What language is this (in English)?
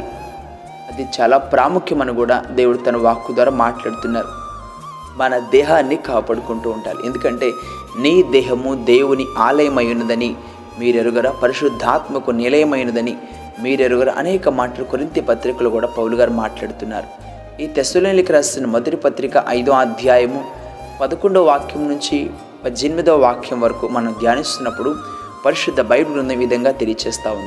Telugu